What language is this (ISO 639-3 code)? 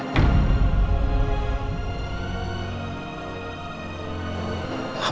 ind